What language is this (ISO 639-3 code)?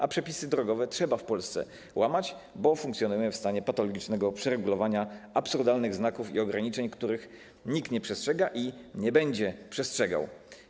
pol